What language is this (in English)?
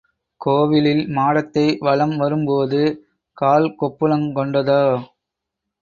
Tamil